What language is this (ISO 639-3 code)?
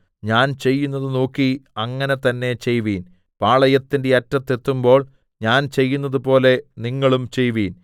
mal